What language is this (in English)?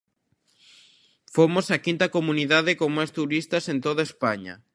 Galician